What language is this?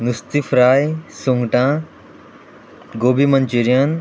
Konkani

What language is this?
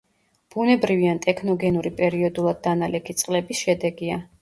Georgian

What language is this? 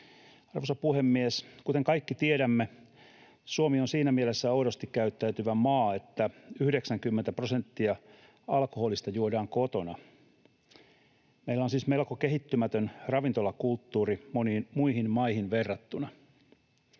Finnish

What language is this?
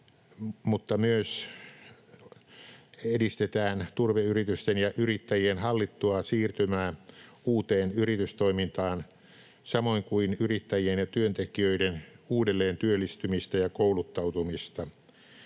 Finnish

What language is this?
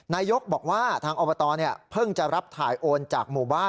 Thai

